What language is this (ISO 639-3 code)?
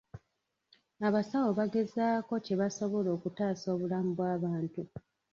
lug